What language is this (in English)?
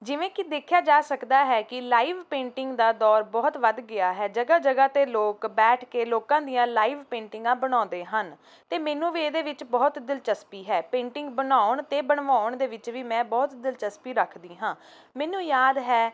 Punjabi